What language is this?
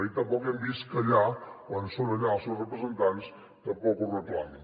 Catalan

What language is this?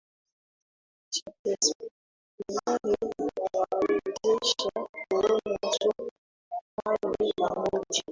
Swahili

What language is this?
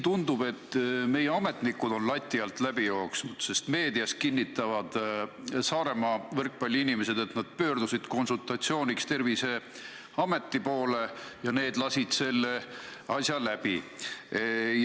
Estonian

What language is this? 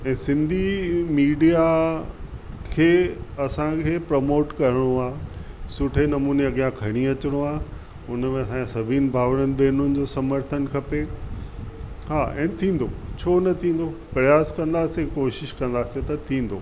Sindhi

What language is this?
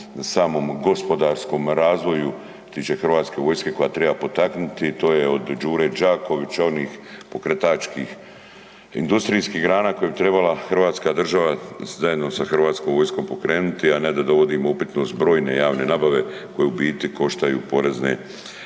Croatian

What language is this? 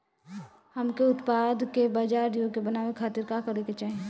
Bhojpuri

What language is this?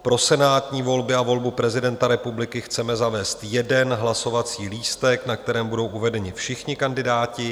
Czech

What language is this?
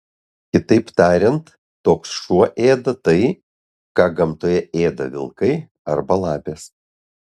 Lithuanian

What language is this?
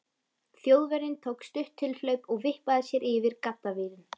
Icelandic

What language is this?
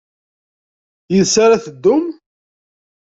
Kabyle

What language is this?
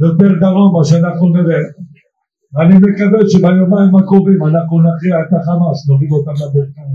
Hebrew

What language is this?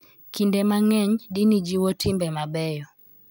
Luo (Kenya and Tanzania)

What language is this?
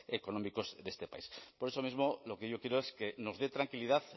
Spanish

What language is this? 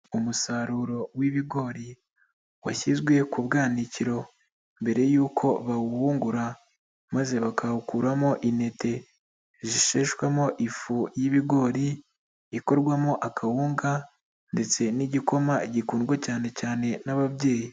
Kinyarwanda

